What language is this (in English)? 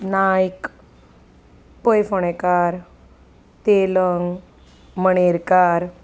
Konkani